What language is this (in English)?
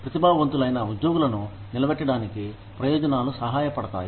Telugu